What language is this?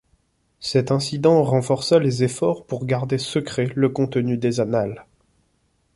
French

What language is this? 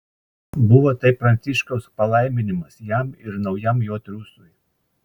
Lithuanian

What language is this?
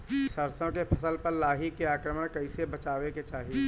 Bhojpuri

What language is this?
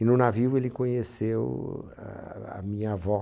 Portuguese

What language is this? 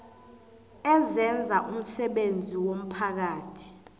South Ndebele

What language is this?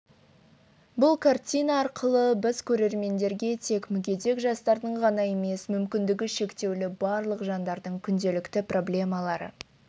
Kazakh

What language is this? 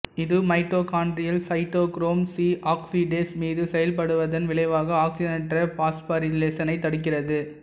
Tamil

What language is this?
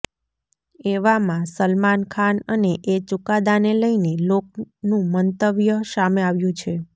Gujarati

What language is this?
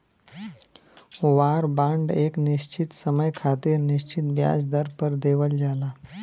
Bhojpuri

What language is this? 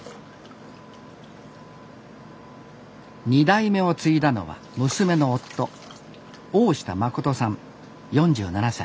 Japanese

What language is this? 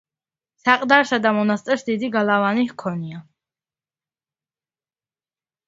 Georgian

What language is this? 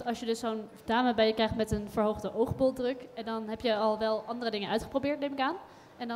Dutch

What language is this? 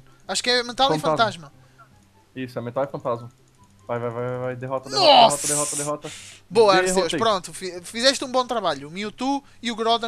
Portuguese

